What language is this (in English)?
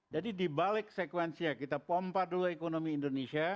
Indonesian